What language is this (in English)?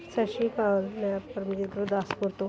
Punjabi